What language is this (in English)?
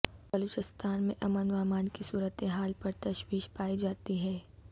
Urdu